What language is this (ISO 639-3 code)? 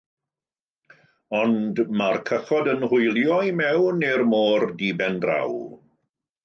cym